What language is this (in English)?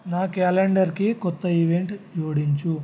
Telugu